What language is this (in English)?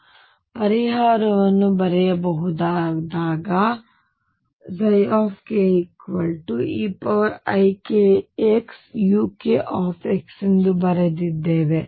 Kannada